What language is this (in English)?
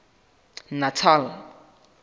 Southern Sotho